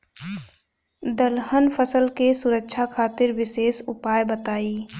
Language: Bhojpuri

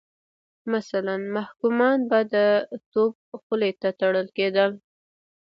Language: Pashto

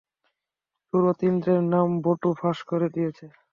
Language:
Bangla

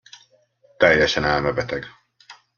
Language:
Hungarian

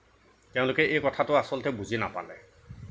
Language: Assamese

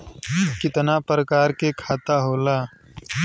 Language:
Bhojpuri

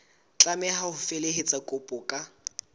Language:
Southern Sotho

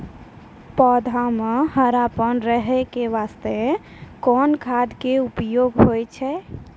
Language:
Maithili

